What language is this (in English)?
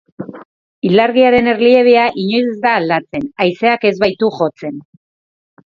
Basque